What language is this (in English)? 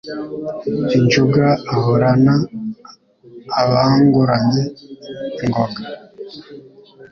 Kinyarwanda